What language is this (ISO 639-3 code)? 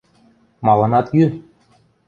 mrj